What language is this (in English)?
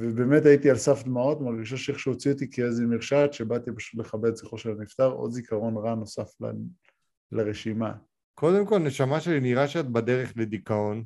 Hebrew